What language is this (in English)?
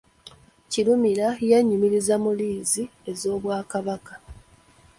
Ganda